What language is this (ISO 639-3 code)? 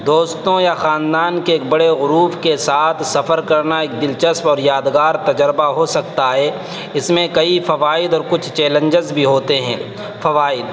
urd